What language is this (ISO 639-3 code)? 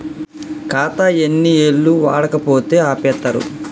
tel